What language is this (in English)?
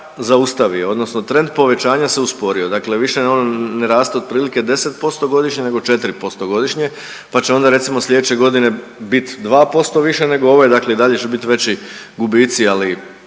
Croatian